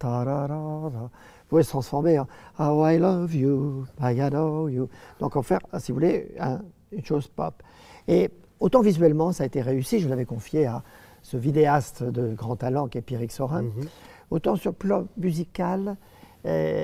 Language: French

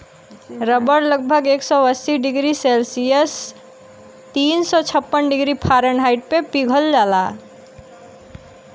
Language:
Bhojpuri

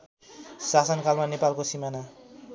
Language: Nepali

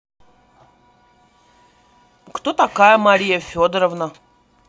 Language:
Russian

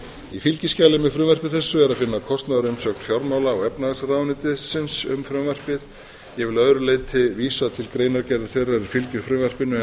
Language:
Icelandic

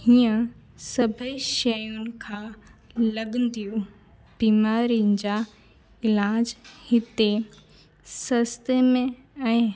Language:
Sindhi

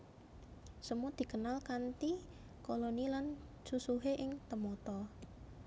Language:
Javanese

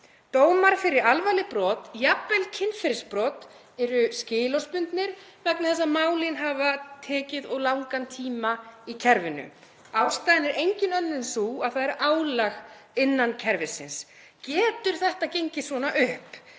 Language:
Icelandic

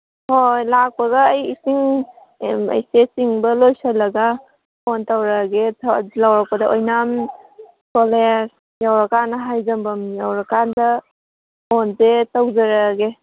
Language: Manipuri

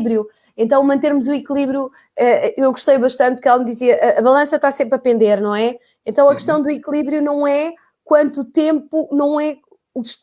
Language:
Portuguese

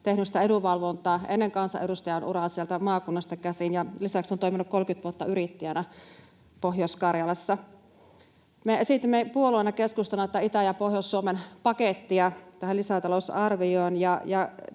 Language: Finnish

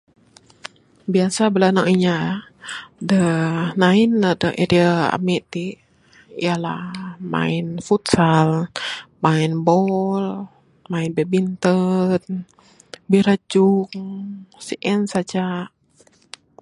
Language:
Bukar-Sadung Bidayuh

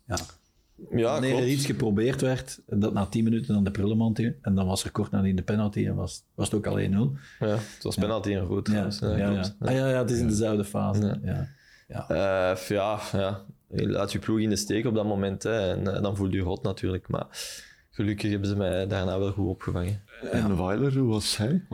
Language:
Dutch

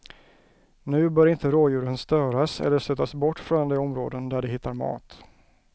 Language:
Swedish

